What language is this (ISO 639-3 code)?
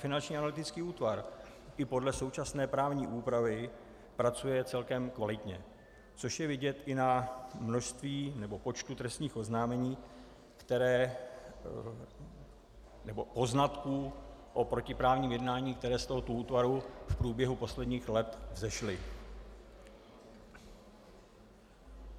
ces